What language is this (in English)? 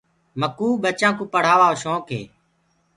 Gurgula